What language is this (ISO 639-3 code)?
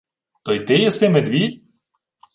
ukr